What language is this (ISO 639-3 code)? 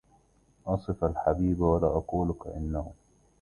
ara